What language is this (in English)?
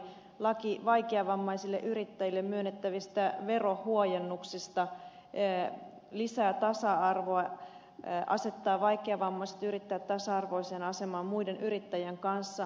Finnish